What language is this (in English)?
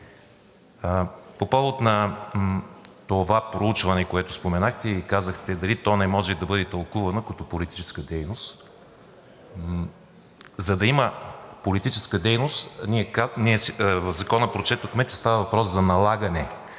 Bulgarian